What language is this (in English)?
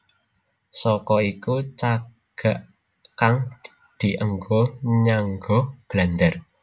Javanese